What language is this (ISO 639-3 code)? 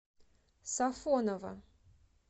rus